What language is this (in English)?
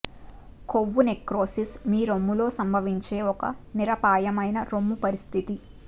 Telugu